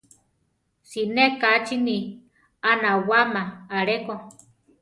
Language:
Central Tarahumara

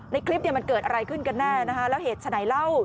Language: Thai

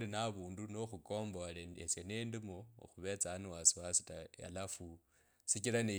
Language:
Kabras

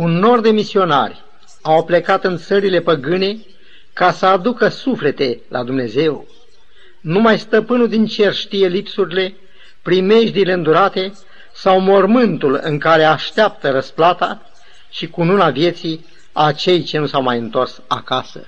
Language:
Romanian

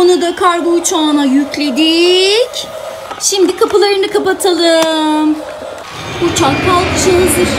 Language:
Turkish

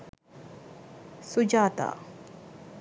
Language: Sinhala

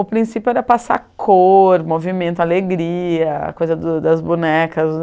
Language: Portuguese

